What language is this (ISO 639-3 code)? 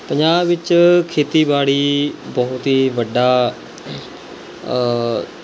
pan